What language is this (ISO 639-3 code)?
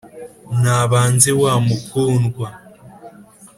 kin